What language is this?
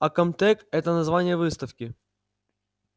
Russian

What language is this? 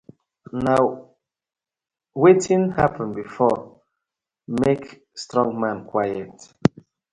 Nigerian Pidgin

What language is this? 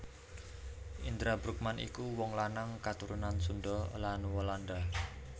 Javanese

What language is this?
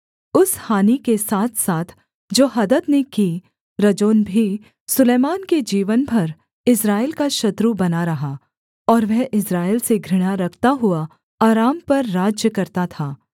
Hindi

